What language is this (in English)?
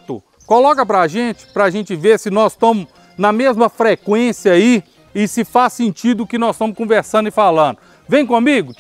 Portuguese